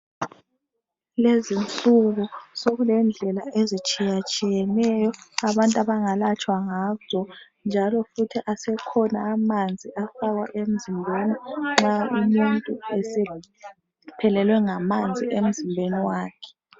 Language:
North Ndebele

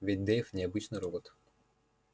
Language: Russian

